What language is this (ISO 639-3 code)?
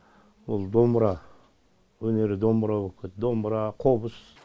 kaz